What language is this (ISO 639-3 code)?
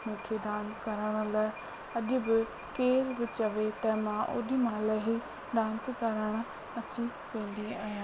snd